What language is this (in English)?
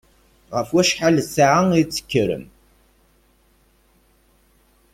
Kabyle